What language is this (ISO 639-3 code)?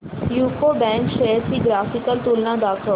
mar